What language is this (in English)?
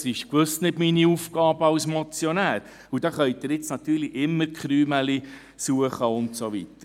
Swiss German